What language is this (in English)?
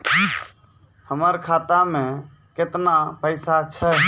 Maithili